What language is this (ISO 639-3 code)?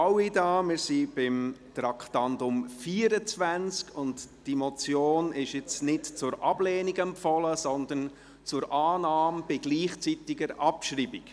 gsw